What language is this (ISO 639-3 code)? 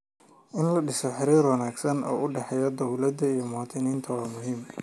som